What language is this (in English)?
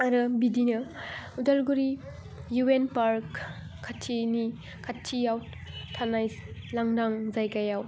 Bodo